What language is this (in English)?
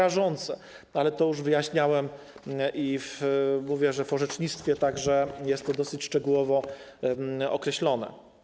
Polish